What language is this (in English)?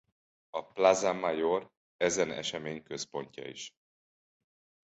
Hungarian